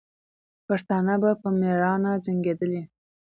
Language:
Pashto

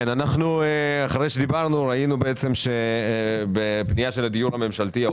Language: Hebrew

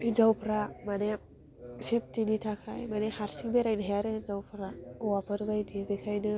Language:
Bodo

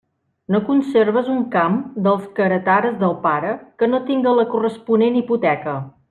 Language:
Catalan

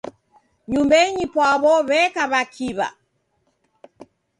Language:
Taita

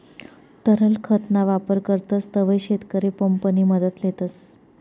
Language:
Marathi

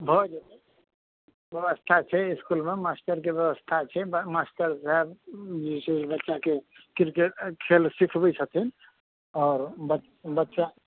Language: Maithili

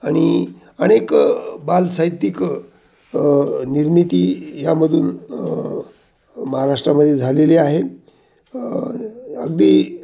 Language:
Marathi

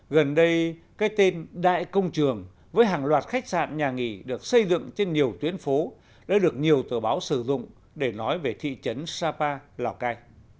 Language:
Vietnamese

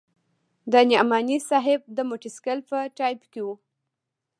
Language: Pashto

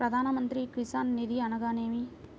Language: Telugu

